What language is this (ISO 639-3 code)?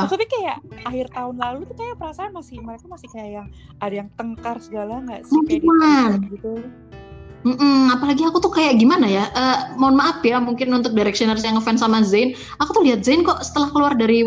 ind